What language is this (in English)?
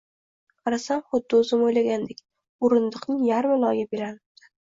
Uzbek